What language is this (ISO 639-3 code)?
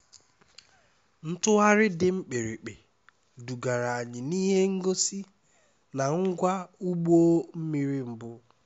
ibo